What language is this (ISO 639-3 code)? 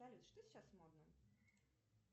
rus